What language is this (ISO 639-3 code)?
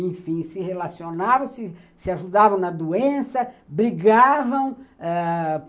por